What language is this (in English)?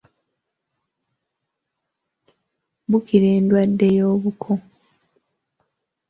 Ganda